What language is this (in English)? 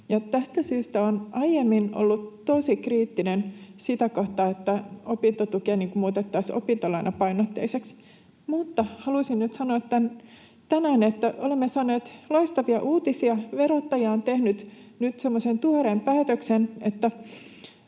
Finnish